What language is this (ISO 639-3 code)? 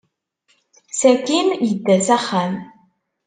kab